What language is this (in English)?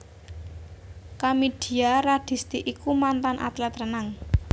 Javanese